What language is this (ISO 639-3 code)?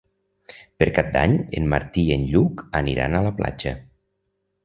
cat